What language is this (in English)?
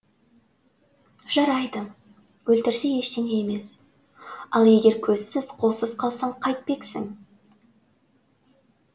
Kazakh